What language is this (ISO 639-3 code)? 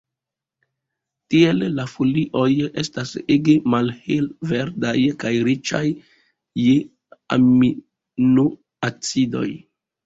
epo